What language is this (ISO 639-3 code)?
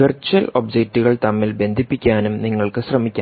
mal